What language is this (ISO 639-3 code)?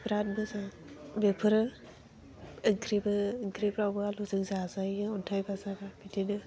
brx